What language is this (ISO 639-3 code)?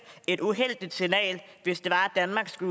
dan